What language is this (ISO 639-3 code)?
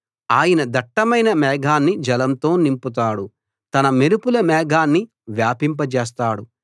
tel